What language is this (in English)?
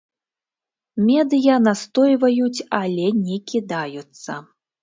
Belarusian